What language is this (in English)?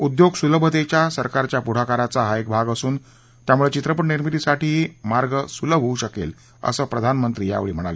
Marathi